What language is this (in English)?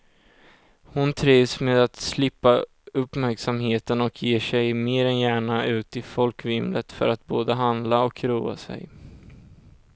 Swedish